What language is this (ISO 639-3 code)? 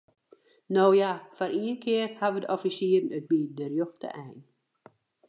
fry